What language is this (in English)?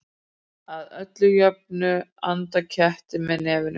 Icelandic